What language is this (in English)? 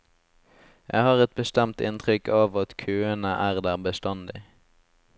Norwegian